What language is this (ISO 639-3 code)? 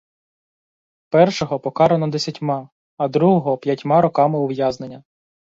ukr